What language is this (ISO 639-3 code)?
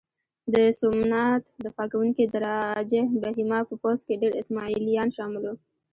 pus